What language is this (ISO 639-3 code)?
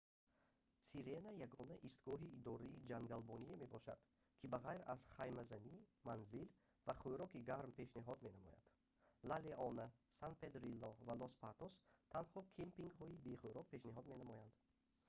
tgk